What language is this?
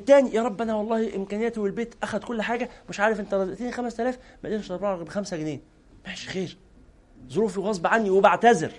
Arabic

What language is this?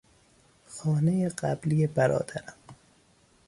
Persian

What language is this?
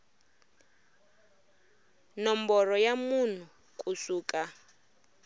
Tsonga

